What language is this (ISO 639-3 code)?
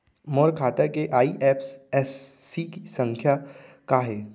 hne